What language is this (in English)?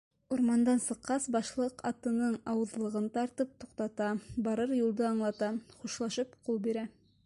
Bashkir